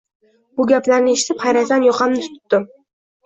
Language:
Uzbek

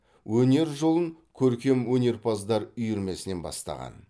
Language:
Kazakh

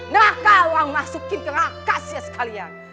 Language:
Indonesian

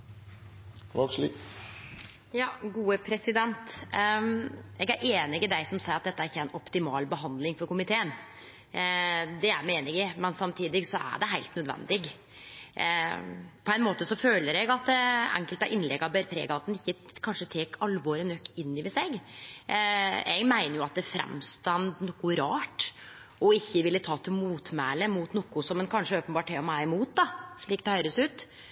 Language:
Norwegian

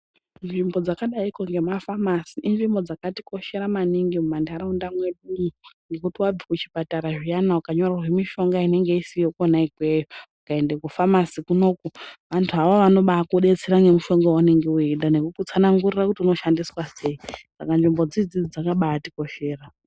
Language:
Ndau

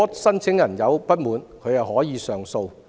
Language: Cantonese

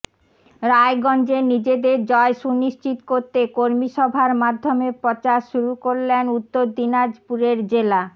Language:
Bangla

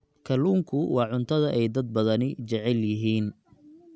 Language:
Somali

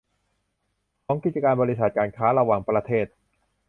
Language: Thai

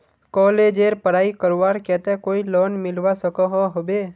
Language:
Magahi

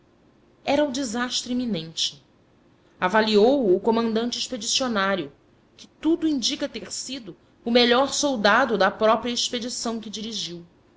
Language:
Portuguese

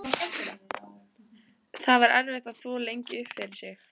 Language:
Icelandic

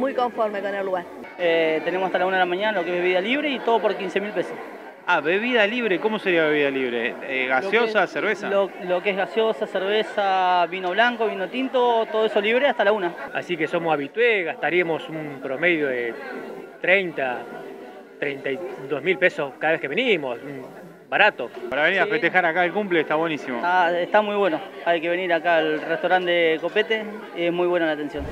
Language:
Spanish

